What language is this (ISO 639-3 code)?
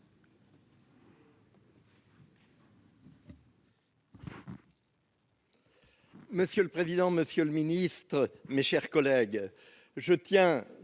fra